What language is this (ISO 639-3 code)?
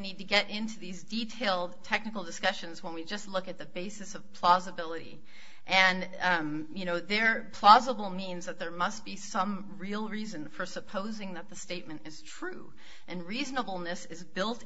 eng